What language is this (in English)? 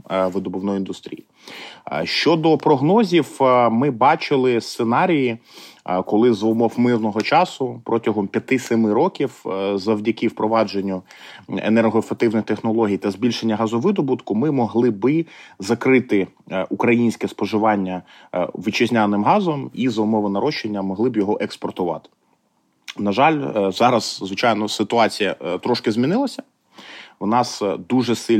Ukrainian